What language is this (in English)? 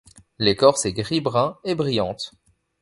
French